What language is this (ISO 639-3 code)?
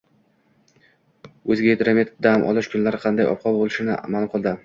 uzb